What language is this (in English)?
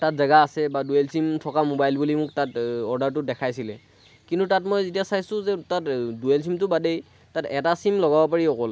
Assamese